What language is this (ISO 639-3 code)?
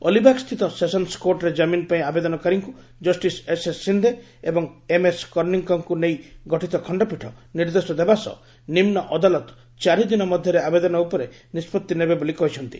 ori